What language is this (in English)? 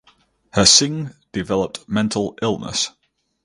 English